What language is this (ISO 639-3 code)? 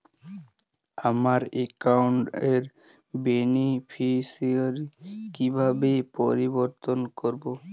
ben